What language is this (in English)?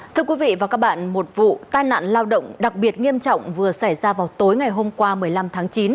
Vietnamese